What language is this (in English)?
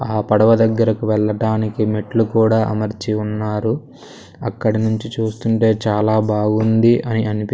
Telugu